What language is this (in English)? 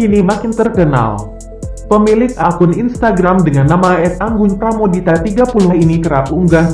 Indonesian